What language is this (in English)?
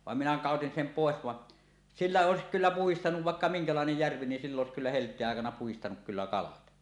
Finnish